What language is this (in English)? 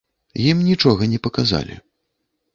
Belarusian